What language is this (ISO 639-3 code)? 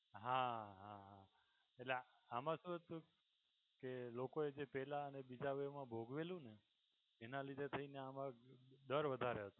guj